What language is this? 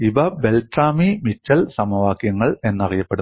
Malayalam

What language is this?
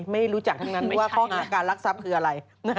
Thai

